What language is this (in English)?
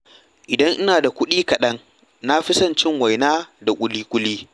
Hausa